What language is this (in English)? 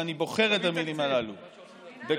Hebrew